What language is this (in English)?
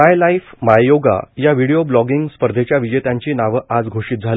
Marathi